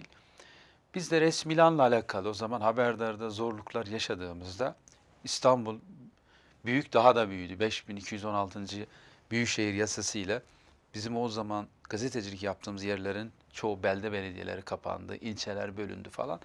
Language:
Turkish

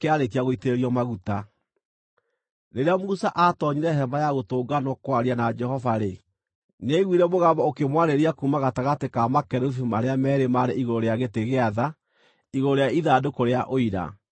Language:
Kikuyu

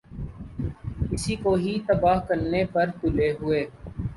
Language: Urdu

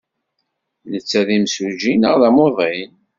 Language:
Kabyle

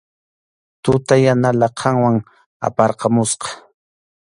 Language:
Arequipa-La Unión Quechua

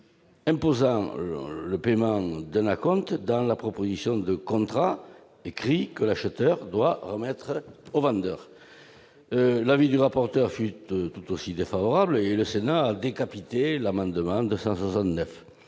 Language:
French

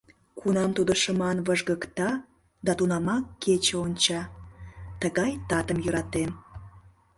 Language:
Mari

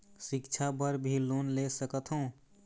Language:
Chhattisgarhi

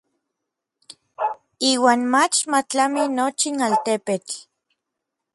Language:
Orizaba Nahuatl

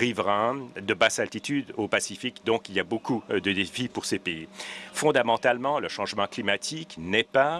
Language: French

